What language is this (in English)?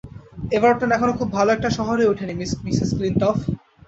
Bangla